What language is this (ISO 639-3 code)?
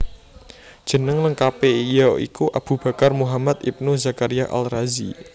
jav